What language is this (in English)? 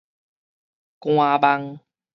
Min Nan Chinese